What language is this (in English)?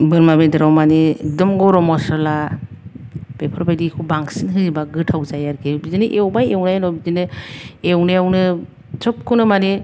Bodo